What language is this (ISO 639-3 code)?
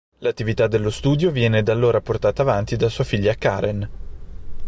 ita